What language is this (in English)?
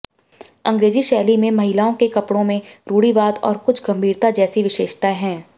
Hindi